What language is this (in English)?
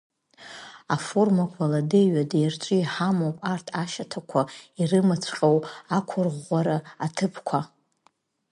Abkhazian